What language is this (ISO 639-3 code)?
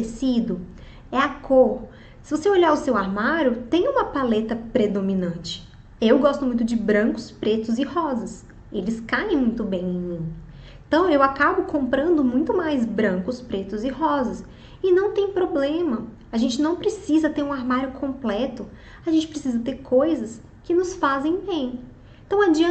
por